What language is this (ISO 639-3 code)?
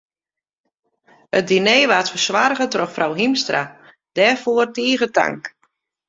fry